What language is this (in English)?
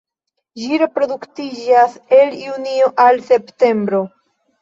Esperanto